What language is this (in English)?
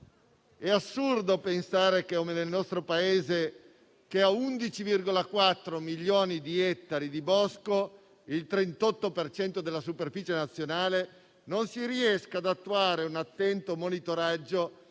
Italian